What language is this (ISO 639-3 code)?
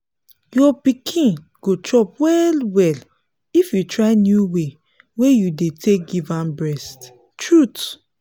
pcm